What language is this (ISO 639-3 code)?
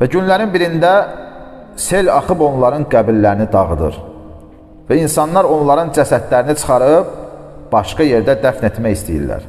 tur